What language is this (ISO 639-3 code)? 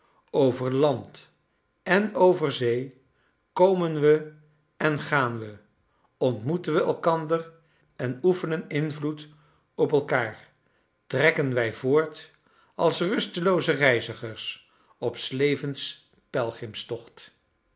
nld